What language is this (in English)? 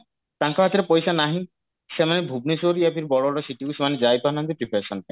Odia